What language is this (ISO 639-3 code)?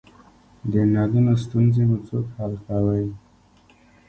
pus